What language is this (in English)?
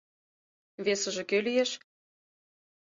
Mari